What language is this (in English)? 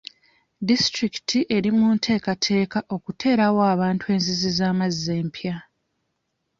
Ganda